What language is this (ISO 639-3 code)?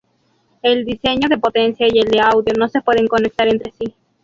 spa